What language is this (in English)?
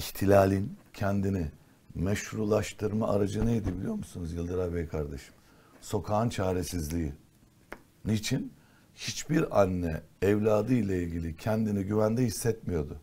Turkish